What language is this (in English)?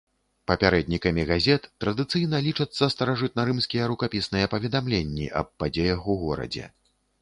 Belarusian